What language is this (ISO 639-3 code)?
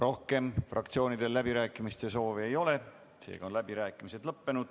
est